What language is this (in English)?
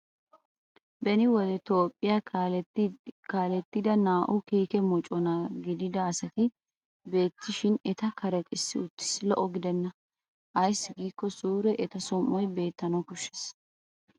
Wolaytta